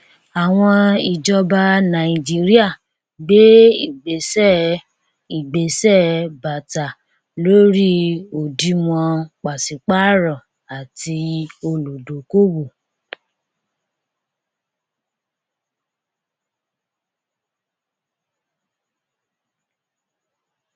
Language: Yoruba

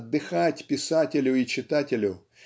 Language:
Russian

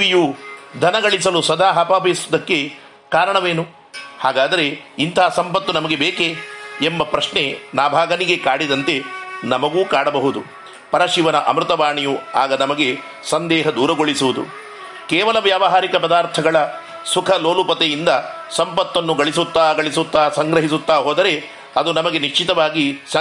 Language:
Kannada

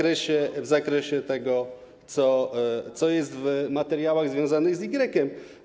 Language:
Polish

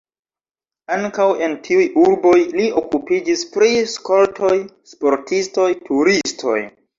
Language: Esperanto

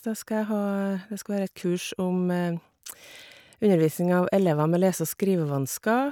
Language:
Norwegian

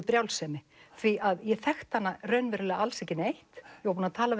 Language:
Icelandic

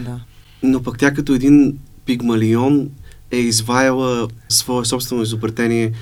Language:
Bulgarian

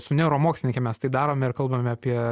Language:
Lithuanian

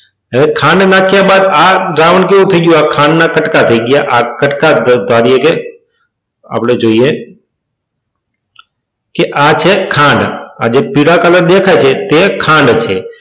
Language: Gujarati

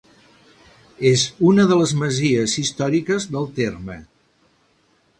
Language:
Catalan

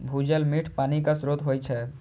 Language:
Maithili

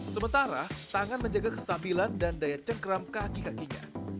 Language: Indonesian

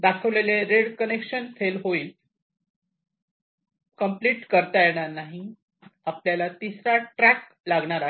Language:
Marathi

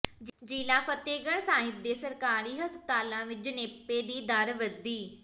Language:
Punjabi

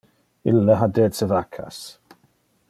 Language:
Interlingua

